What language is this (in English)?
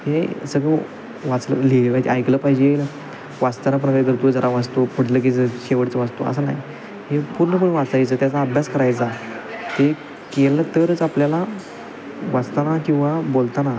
Marathi